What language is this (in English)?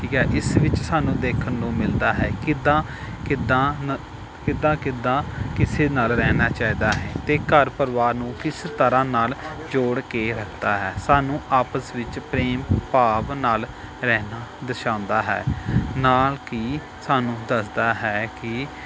Punjabi